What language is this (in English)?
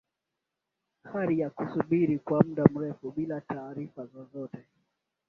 Swahili